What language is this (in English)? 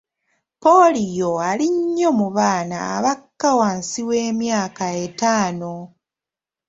Ganda